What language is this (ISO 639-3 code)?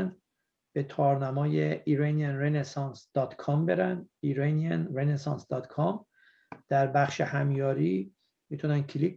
fas